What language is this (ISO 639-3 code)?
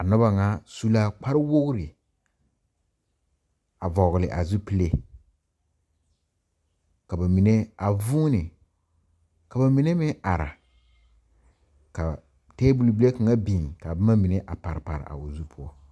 dga